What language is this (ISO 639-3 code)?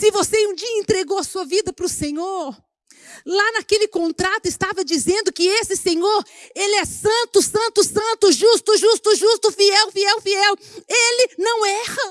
por